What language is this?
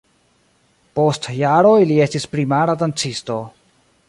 Esperanto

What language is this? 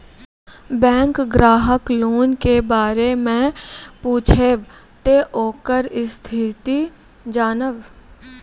Maithili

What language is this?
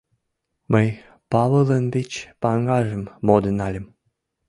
Mari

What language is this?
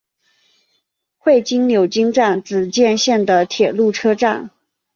Chinese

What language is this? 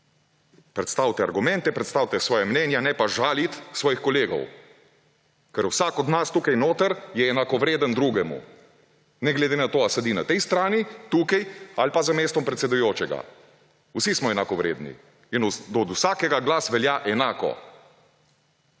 Slovenian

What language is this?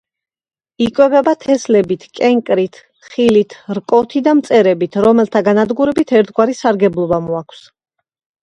Georgian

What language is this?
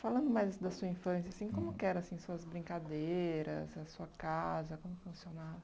Portuguese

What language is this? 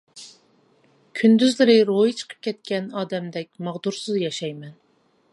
Uyghur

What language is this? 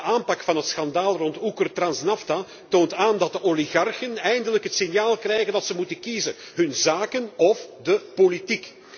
Dutch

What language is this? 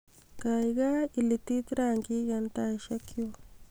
Kalenjin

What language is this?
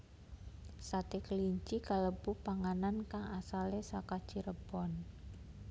Javanese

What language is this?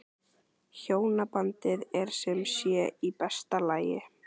Icelandic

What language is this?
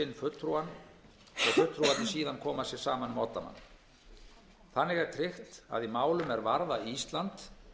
Icelandic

